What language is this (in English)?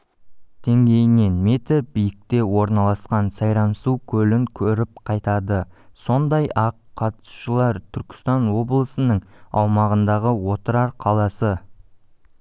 Kazakh